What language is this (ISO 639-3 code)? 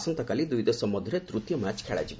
ori